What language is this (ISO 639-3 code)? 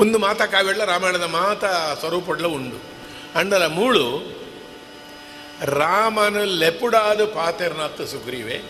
kan